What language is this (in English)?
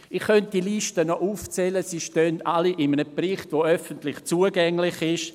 Swiss German